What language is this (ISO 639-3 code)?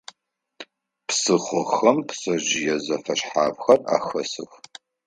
ady